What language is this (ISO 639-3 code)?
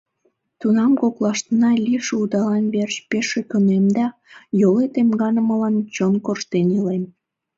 chm